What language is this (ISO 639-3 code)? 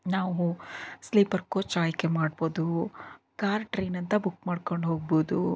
kan